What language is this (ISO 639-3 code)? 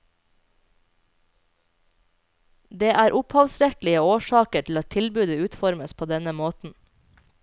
nor